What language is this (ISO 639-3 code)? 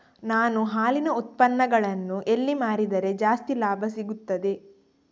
kan